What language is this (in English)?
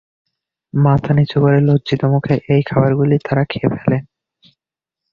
Bangla